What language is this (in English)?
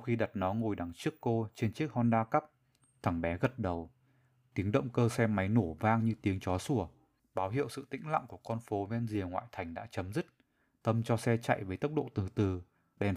Vietnamese